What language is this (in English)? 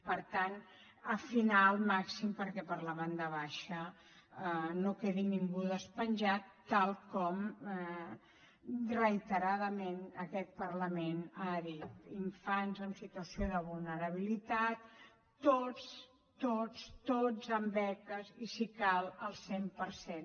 Catalan